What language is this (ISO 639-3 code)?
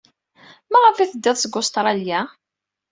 kab